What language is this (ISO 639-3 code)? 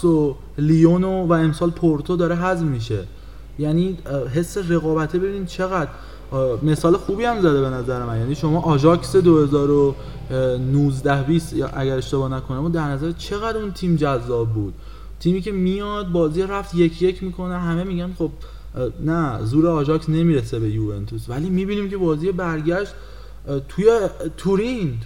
fas